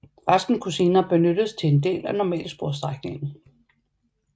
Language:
Danish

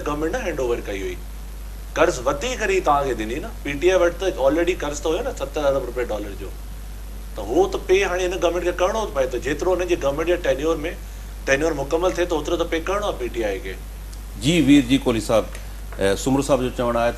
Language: Hindi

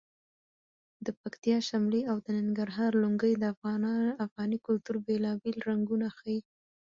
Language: Pashto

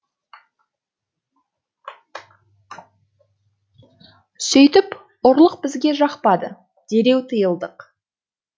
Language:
Kazakh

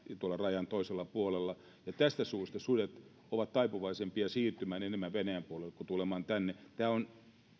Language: Finnish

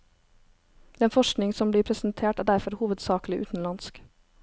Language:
Norwegian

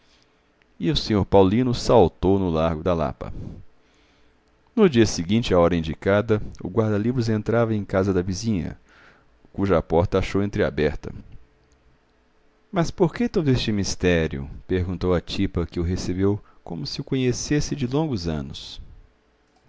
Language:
Portuguese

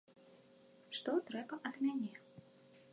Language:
Belarusian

